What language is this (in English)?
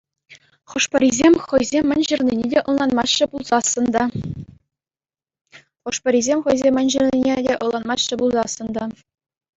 Chuvash